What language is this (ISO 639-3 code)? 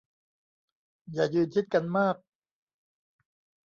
tha